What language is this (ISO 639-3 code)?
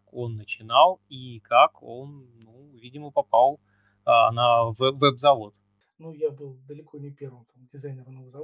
rus